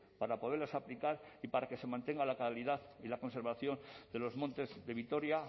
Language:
Spanish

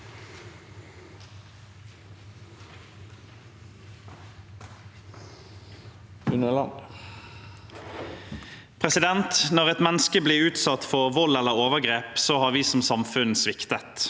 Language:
Norwegian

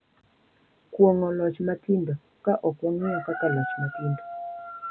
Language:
Luo (Kenya and Tanzania)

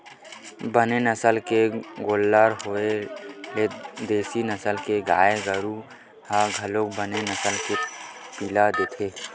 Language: Chhattisgarhi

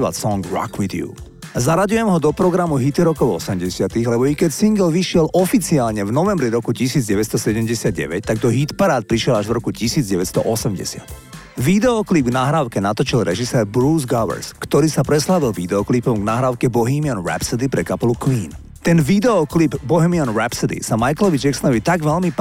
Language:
Slovak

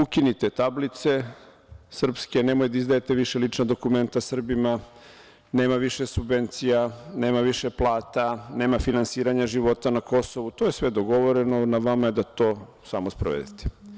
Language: Serbian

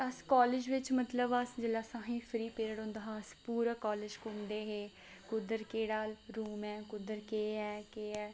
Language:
Dogri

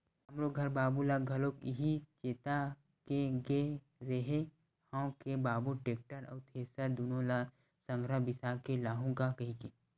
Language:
Chhattisgarhi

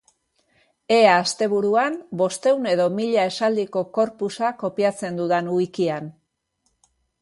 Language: Basque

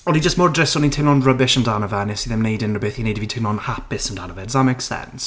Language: Welsh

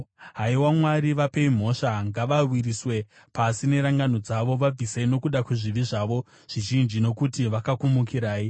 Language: Shona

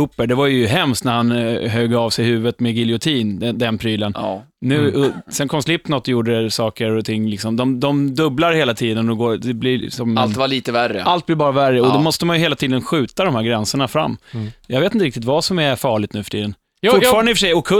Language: Swedish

